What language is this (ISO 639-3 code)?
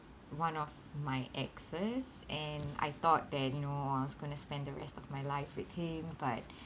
eng